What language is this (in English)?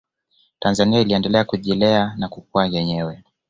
Swahili